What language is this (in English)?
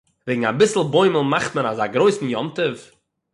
Yiddish